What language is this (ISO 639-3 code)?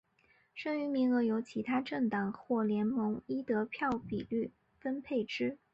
zho